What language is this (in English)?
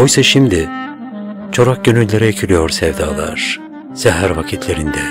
Turkish